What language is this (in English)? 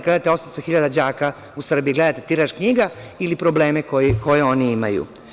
Serbian